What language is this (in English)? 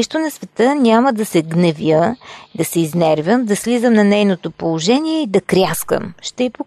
Bulgarian